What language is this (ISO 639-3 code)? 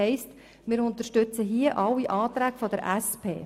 gsw